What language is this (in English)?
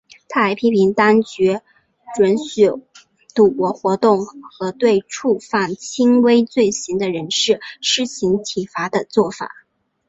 Chinese